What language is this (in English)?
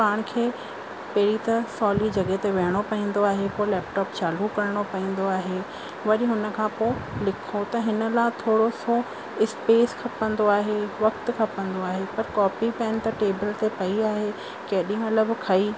Sindhi